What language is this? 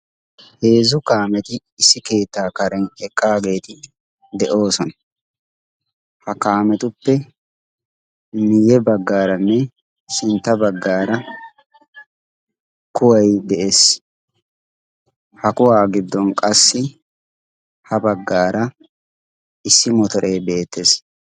Wolaytta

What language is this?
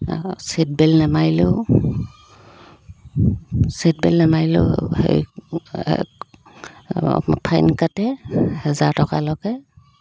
Assamese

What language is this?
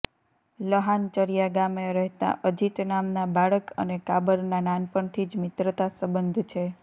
Gujarati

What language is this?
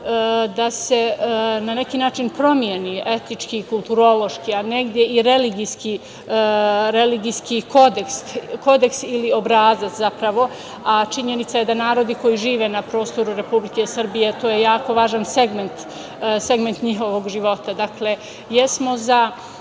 Serbian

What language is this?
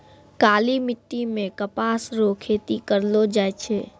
Maithili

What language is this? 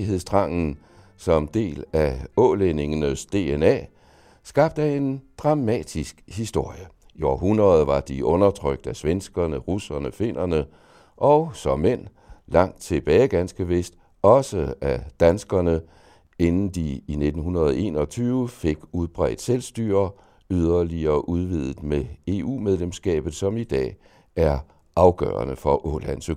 Danish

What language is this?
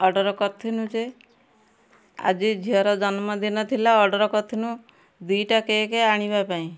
Odia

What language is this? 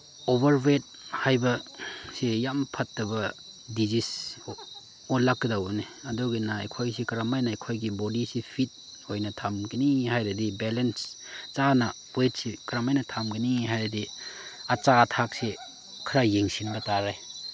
Manipuri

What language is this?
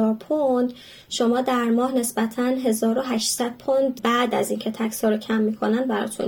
Persian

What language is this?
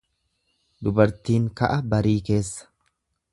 Oromo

